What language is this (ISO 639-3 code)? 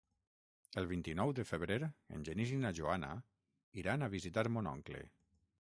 cat